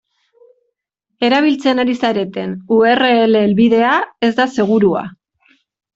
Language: Basque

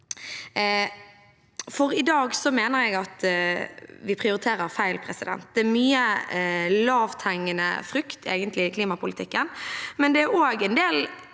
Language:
Norwegian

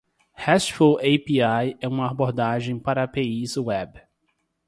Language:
Portuguese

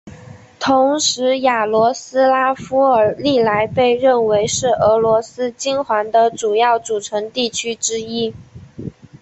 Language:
Chinese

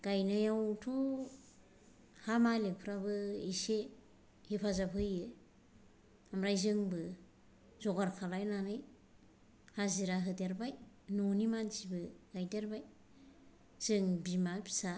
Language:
Bodo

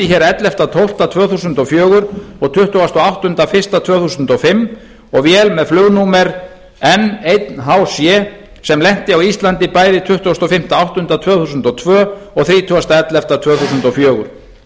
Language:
Icelandic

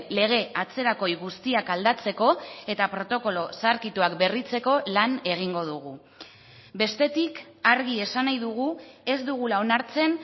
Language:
Basque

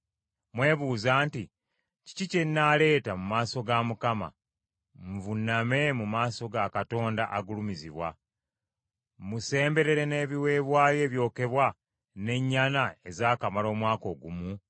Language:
Ganda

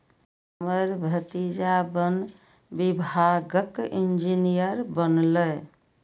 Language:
Maithili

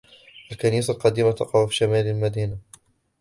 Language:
Arabic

